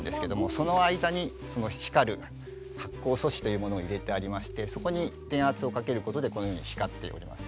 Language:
Japanese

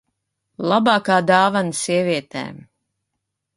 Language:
Latvian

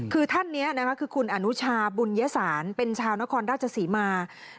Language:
Thai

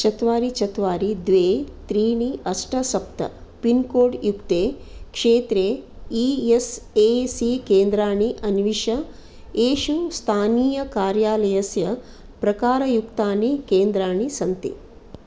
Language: Sanskrit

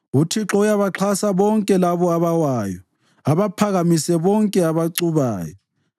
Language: North Ndebele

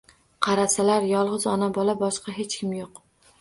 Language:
Uzbek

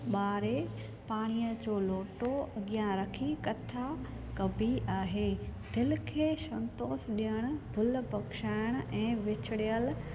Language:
Sindhi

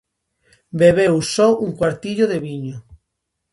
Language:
Galician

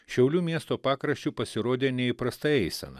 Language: Lithuanian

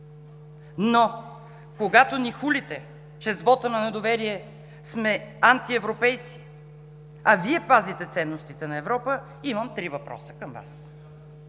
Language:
Bulgarian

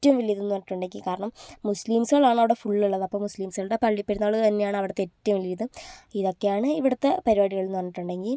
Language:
Malayalam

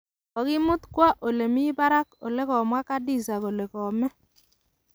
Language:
Kalenjin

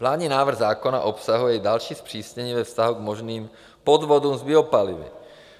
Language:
Czech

